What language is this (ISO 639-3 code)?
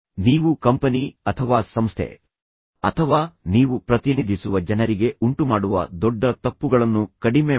kan